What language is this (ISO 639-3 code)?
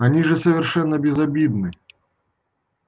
rus